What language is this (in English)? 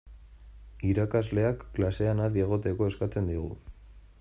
Basque